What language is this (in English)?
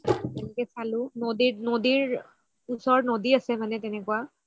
Assamese